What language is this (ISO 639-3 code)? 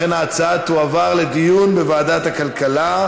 heb